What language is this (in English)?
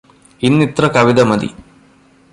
Malayalam